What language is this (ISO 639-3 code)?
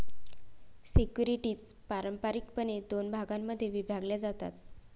mar